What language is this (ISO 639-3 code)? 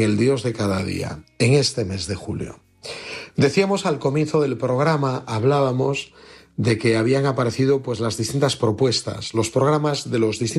spa